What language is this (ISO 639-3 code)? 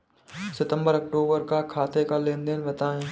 hin